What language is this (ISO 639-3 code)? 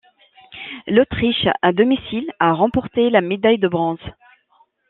fra